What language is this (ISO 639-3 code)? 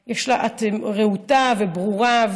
heb